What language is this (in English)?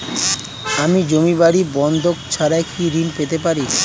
Bangla